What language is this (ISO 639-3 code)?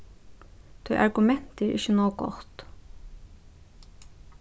fao